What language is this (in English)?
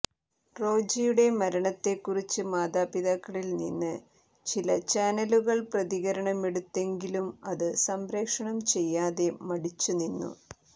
Malayalam